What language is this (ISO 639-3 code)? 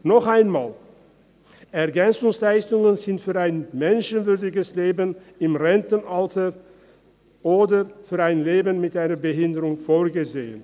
gsw